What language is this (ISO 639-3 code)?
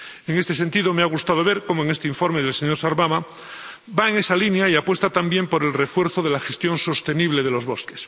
spa